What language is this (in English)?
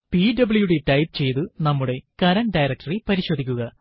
Malayalam